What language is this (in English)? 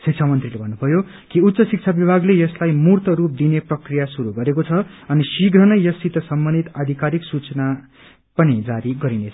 Nepali